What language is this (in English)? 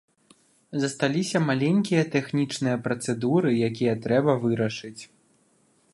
Belarusian